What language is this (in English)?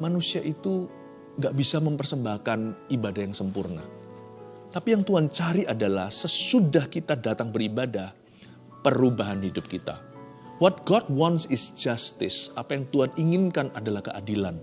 Indonesian